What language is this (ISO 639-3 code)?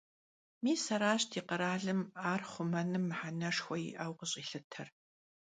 kbd